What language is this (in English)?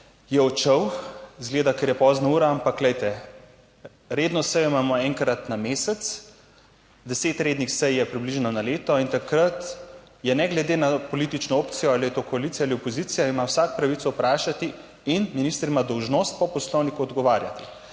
Slovenian